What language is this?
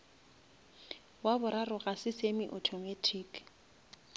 Northern Sotho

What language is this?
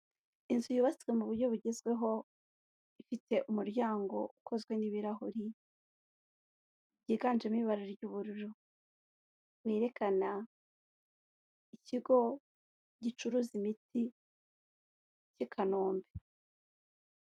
Kinyarwanda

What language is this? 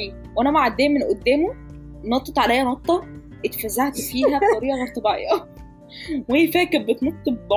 Arabic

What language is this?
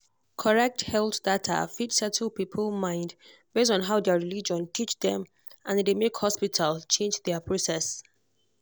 Nigerian Pidgin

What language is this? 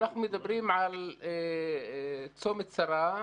Hebrew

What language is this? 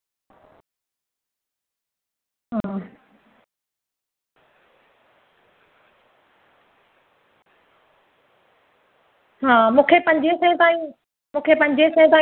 Sindhi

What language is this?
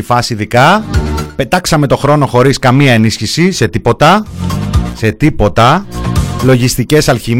Greek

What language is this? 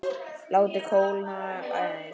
Icelandic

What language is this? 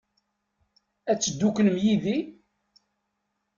Kabyle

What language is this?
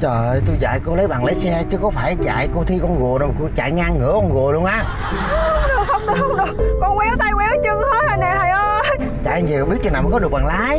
Vietnamese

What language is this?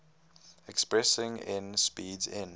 English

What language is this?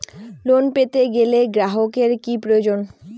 Bangla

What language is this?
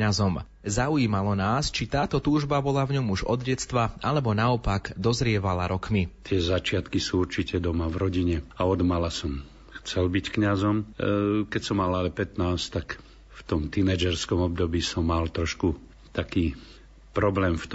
Slovak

